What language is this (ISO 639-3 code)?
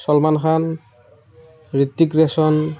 asm